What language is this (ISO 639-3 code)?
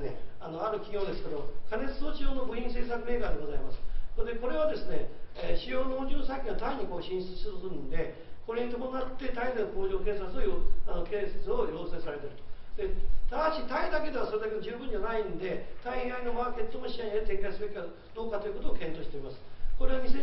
jpn